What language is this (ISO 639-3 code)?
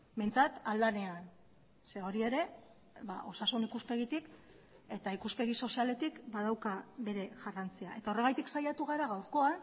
eus